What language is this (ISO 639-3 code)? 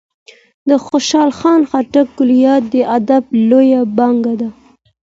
pus